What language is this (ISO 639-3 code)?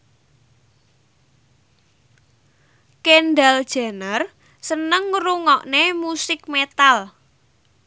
jav